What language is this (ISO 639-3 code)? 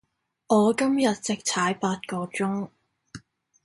yue